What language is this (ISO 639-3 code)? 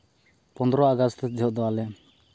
sat